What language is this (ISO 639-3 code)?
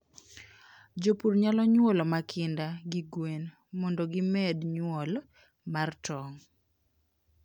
luo